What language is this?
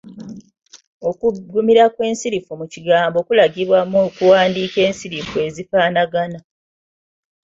Ganda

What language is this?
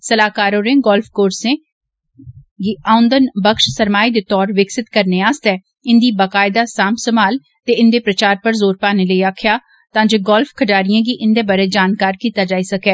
Dogri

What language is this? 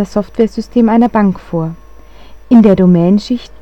German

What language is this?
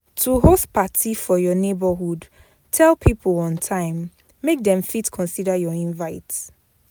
Nigerian Pidgin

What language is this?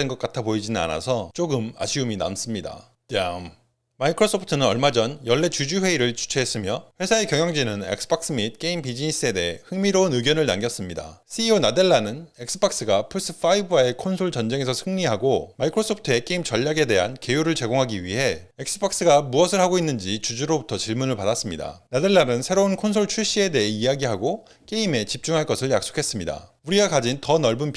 Korean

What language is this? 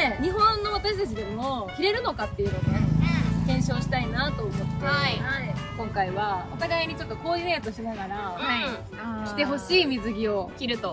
Japanese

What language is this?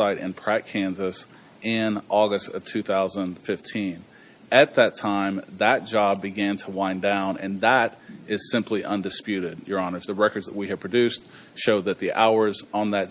English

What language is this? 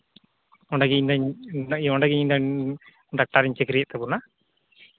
Santali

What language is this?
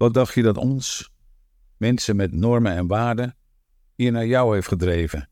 Dutch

